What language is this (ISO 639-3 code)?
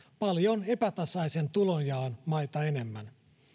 fin